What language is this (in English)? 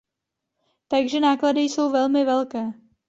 Czech